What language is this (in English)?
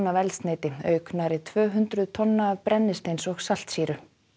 Icelandic